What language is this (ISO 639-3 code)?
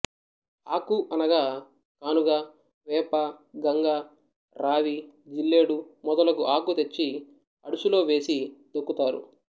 tel